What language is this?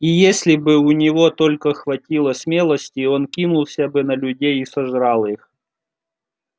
Russian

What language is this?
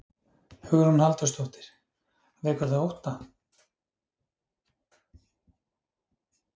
Icelandic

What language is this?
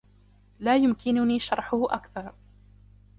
Arabic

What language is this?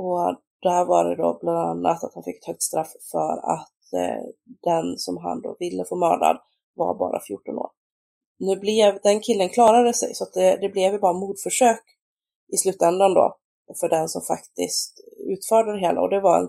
Swedish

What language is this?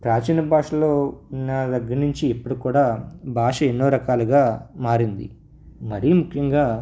Telugu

